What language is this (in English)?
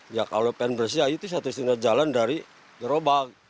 Indonesian